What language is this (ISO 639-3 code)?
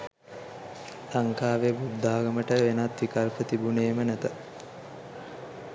sin